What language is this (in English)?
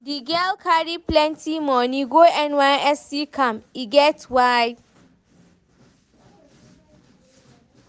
Nigerian Pidgin